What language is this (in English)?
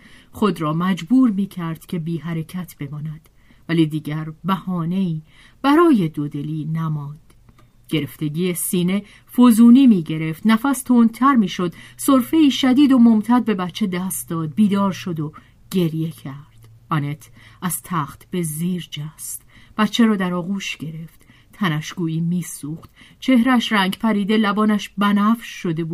Persian